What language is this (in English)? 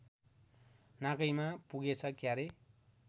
Nepali